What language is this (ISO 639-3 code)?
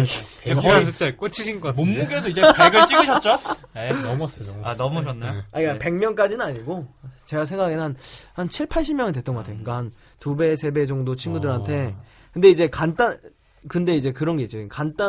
kor